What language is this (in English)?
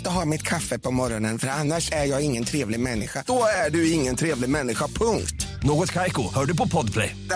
Swedish